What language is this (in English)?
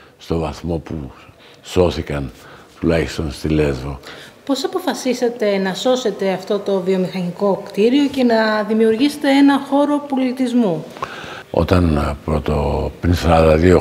Greek